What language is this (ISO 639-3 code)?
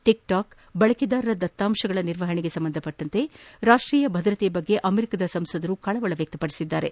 kan